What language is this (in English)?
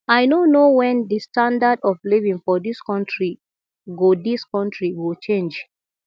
Nigerian Pidgin